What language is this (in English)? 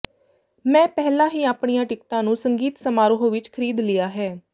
Punjabi